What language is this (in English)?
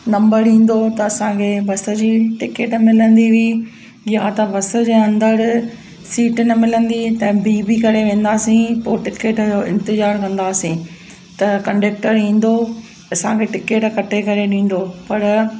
Sindhi